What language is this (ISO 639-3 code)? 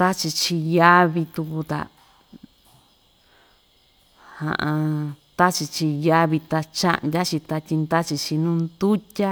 vmj